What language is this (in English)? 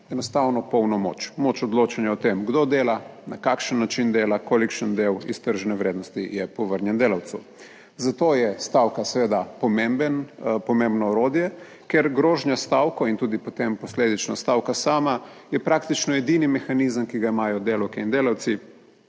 Slovenian